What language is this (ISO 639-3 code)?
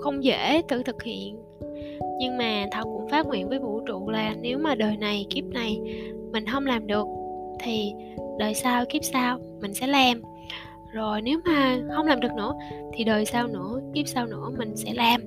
vie